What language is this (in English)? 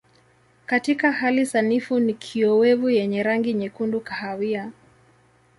Swahili